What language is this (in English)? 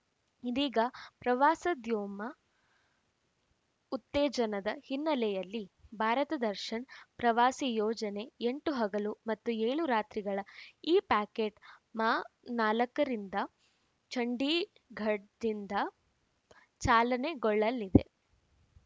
Kannada